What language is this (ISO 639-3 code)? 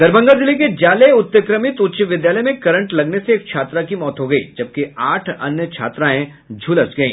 hin